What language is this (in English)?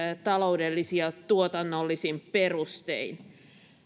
Finnish